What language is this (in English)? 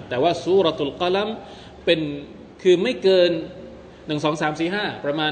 Thai